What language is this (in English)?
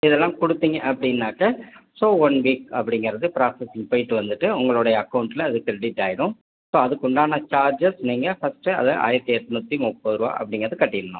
Tamil